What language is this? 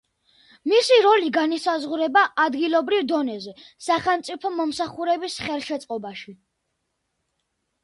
Georgian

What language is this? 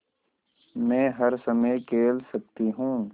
Hindi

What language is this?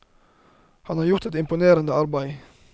Norwegian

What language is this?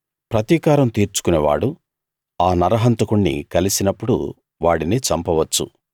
Telugu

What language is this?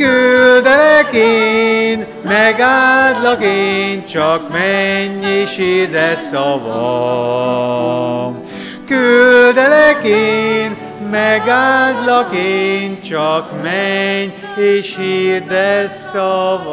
Hungarian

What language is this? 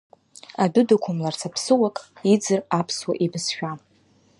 Abkhazian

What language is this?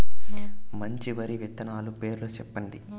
Telugu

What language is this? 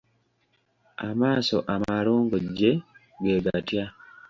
Ganda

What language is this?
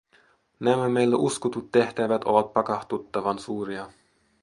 Finnish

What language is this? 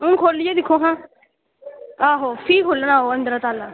Dogri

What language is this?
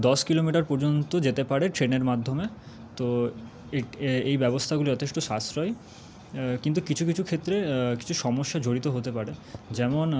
Bangla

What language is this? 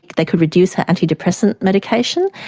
English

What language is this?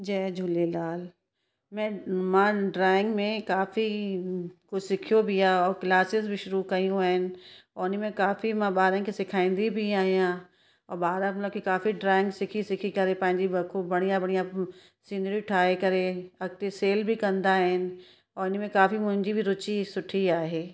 Sindhi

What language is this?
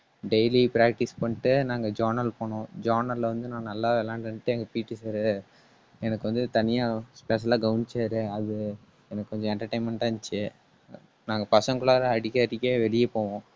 Tamil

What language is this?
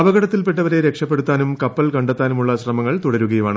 Malayalam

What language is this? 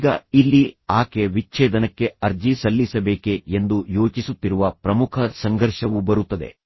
Kannada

